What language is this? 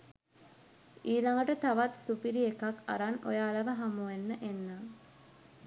Sinhala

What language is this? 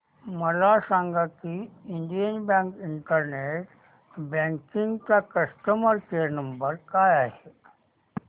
Marathi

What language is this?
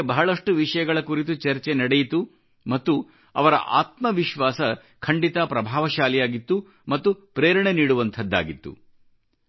Kannada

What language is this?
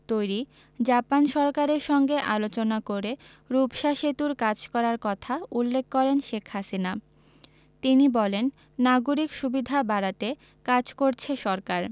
Bangla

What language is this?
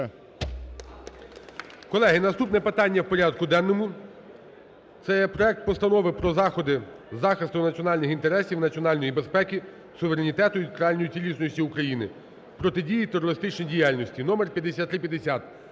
Ukrainian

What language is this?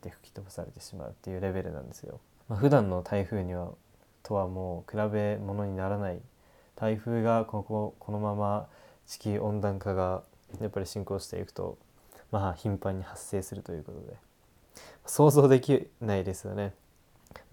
Japanese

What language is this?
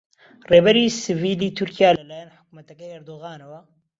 Central Kurdish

